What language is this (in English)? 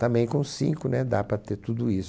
Portuguese